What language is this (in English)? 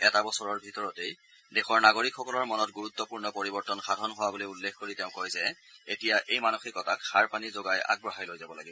Assamese